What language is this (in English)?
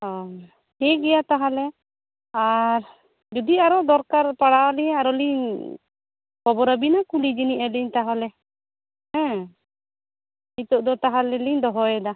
Santali